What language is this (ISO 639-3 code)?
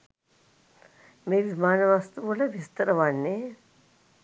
sin